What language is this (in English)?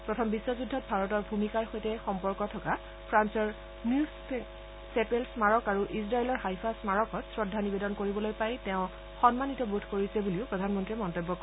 Assamese